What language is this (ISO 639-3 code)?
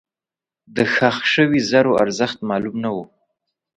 pus